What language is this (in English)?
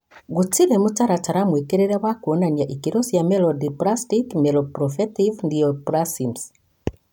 Kikuyu